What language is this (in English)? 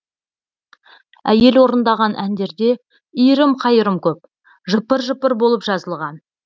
Kazakh